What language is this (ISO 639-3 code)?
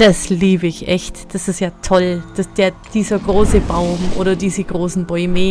deu